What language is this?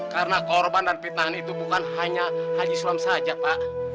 Indonesian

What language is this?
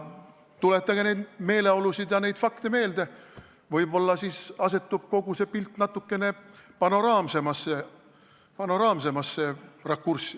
Estonian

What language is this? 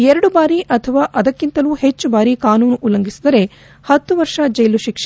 Kannada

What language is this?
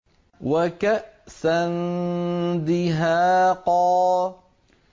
Arabic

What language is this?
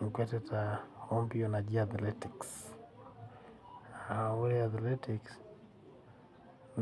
Masai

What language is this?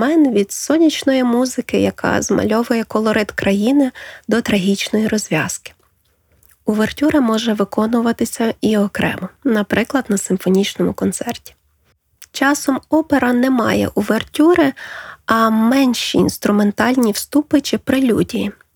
Ukrainian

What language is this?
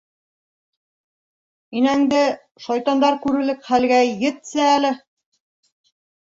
Bashkir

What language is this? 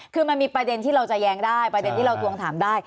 Thai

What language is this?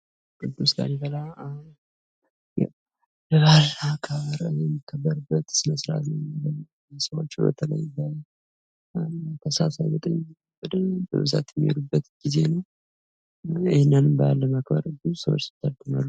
Amharic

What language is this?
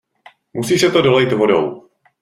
Czech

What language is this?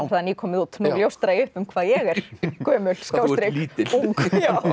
Icelandic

